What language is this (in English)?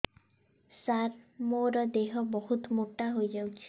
Odia